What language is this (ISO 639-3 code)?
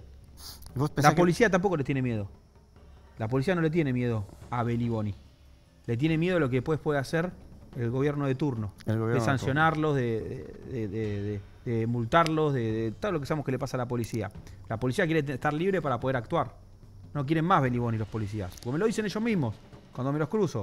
spa